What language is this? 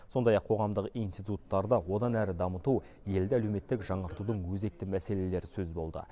Kazakh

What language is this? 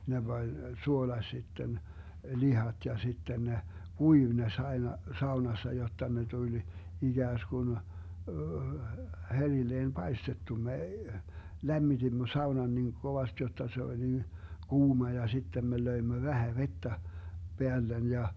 Finnish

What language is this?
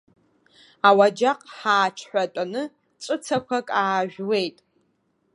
Abkhazian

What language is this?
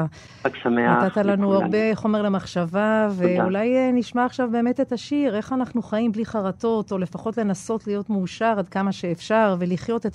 Hebrew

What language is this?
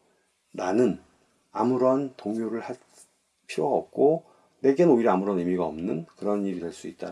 Korean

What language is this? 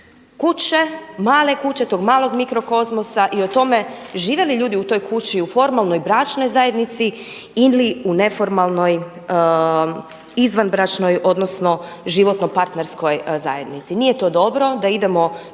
Croatian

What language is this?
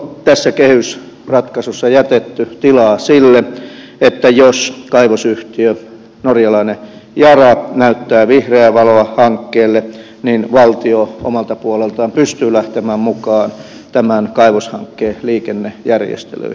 Finnish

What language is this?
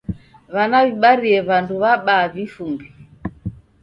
Taita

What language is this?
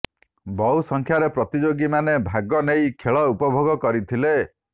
Odia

